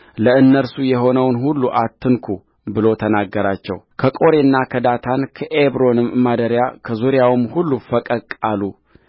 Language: Amharic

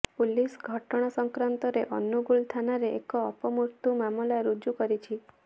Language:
Odia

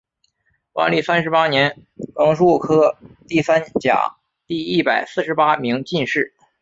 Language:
Chinese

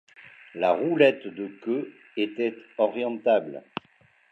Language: French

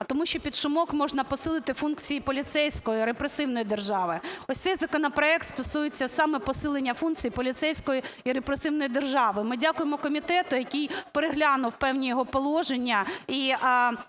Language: Ukrainian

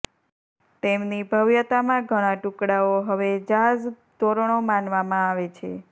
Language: Gujarati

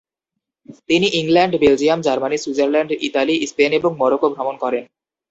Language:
Bangla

